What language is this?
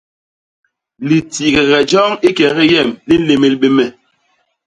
Basaa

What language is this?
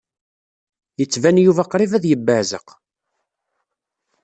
Kabyle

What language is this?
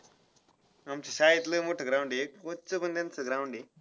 Marathi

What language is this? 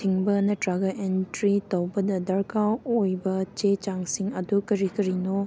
Manipuri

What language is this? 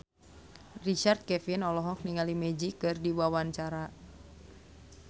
Sundanese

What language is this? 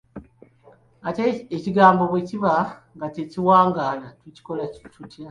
Ganda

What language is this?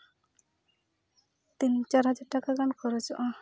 Santali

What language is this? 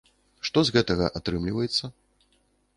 Belarusian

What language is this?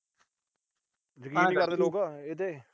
Punjabi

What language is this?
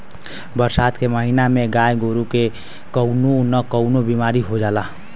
Bhojpuri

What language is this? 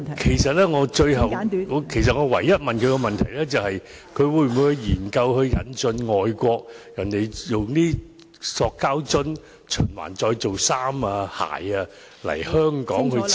Cantonese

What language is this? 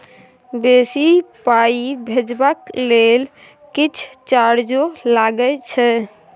Maithili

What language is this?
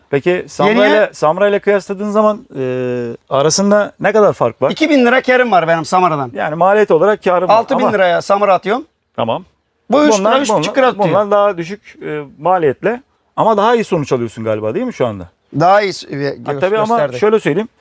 Turkish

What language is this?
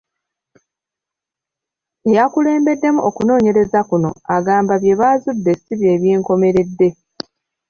Ganda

